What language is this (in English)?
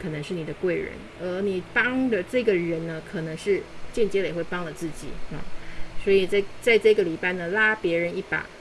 Chinese